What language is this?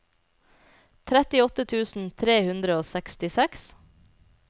Norwegian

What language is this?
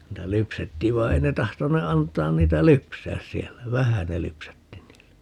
Finnish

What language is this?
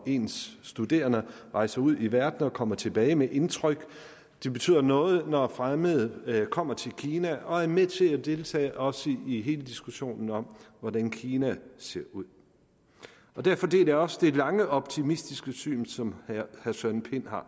Danish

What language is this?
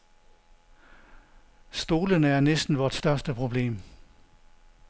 Danish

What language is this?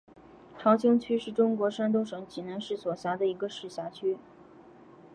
Chinese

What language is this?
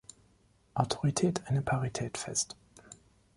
German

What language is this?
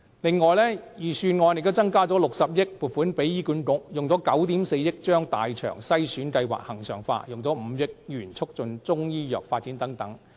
Cantonese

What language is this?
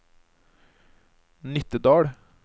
Norwegian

